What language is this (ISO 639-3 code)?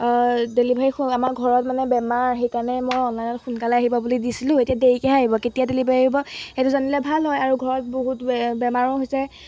asm